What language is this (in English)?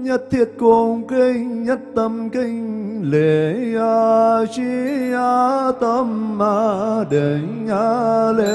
Vietnamese